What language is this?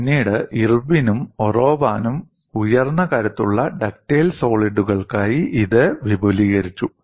Malayalam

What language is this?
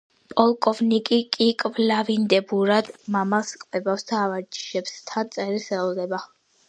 Georgian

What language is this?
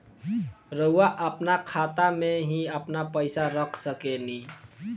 Bhojpuri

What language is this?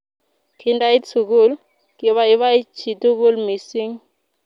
Kalenjin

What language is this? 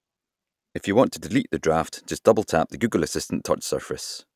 English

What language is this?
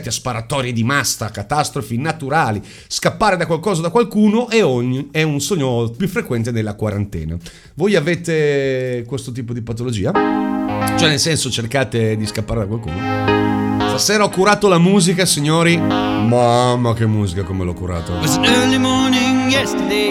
Italian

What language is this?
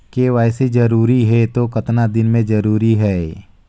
Chhattisgarhi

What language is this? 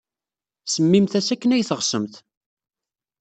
Kabyle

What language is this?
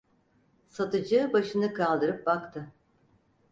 Turkish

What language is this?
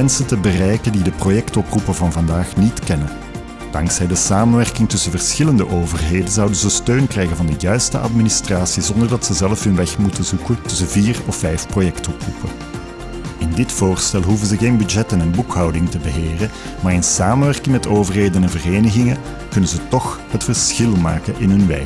Dutch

